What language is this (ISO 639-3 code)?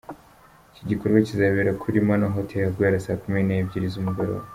kin